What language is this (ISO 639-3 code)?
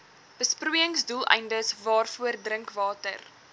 afr